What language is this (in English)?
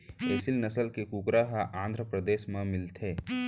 Chhattisgarhi